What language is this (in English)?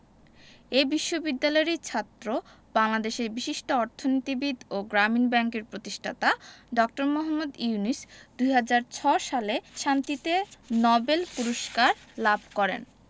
Bangla